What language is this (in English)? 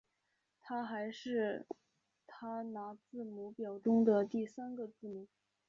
Chinese